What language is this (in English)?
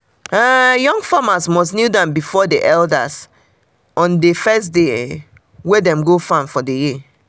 Nigerian Pidgin